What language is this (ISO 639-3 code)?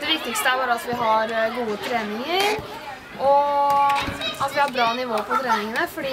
nor